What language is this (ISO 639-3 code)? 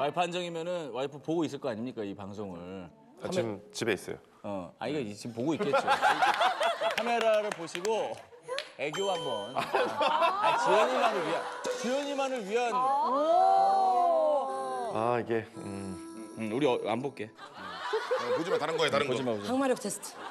kor